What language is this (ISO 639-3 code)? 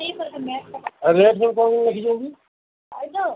ori